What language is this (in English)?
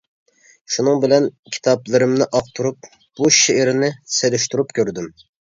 Uyghur